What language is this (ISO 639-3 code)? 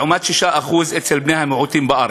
heb